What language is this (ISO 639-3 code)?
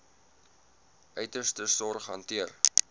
afr